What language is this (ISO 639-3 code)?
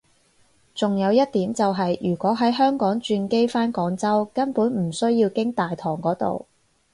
yue